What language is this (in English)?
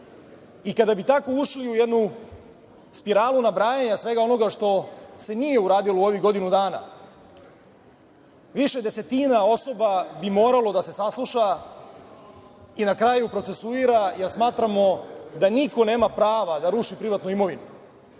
Serbian